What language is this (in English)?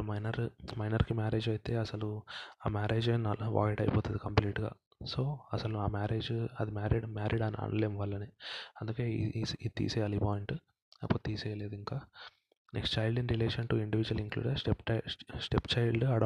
Telugu